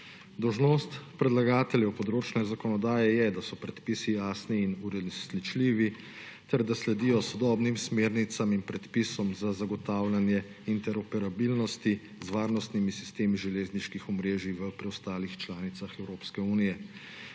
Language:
Slovenian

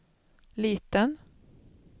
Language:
Swedish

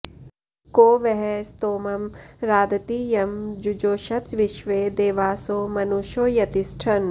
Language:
Sanskrit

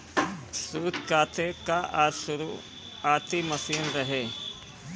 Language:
Bhojpuri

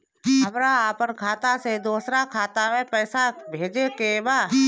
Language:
Bhojpuri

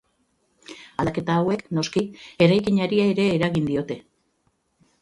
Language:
Basque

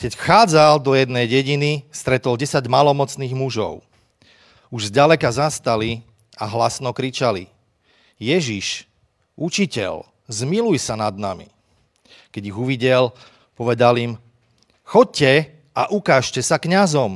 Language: Slovak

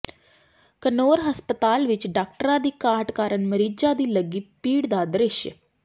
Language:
Punjabi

